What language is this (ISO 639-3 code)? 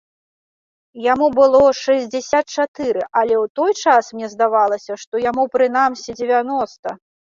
bel